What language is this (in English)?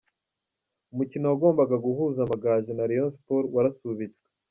Kinyarwanda